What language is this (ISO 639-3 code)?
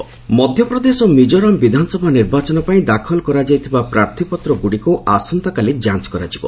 ori